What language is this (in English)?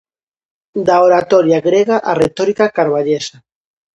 Galician